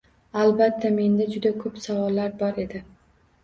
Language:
Uzbek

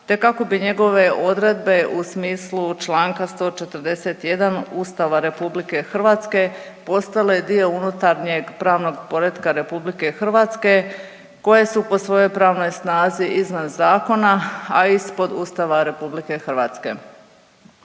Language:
Croatian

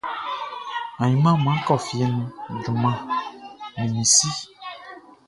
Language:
Baoulé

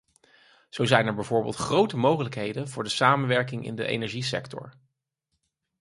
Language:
Dutch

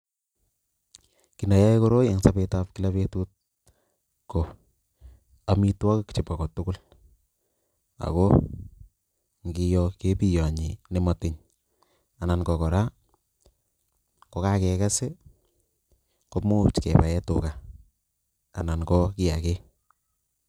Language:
Kalenjin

